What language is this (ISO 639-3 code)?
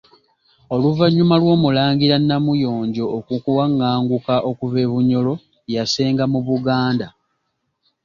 lug